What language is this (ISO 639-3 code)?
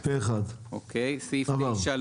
heb